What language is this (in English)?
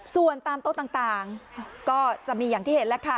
Thai